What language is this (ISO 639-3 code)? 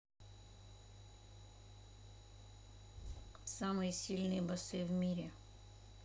rus